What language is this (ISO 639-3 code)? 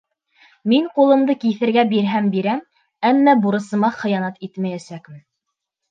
bak